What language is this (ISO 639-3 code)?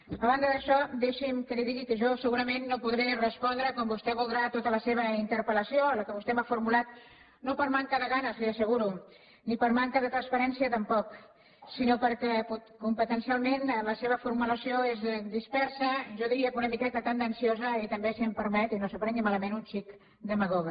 cat